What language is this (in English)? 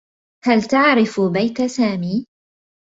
Arabic